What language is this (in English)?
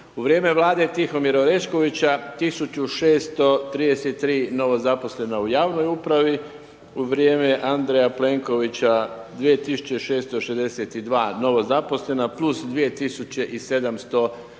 Croatian